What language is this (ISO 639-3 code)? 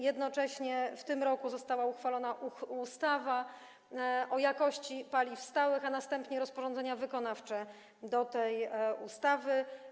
pol